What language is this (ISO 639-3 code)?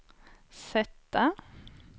swe